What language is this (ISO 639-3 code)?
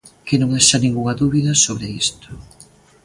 glg